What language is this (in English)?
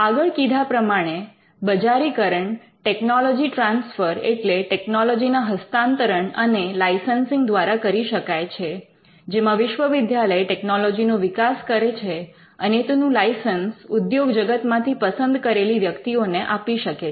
Gujarati